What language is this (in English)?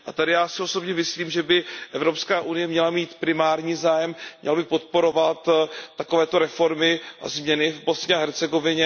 Czech